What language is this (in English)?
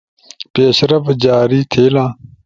Ushojo